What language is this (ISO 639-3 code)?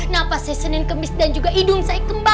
ind